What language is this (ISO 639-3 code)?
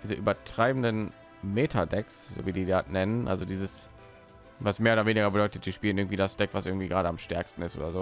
deu